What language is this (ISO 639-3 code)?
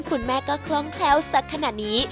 tha